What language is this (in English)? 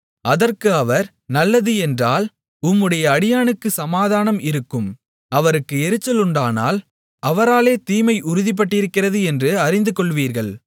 Tamil